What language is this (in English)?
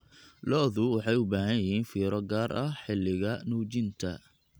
Somali